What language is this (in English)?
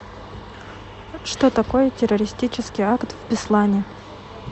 Russian